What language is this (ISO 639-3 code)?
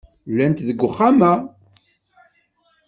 kab